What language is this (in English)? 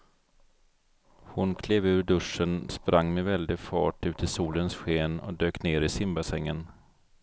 Swedish